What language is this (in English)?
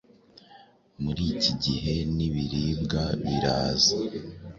Kinyarwanda